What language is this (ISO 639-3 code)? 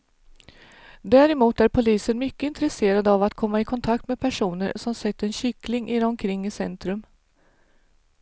swe